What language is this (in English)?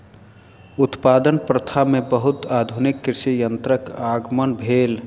Maithili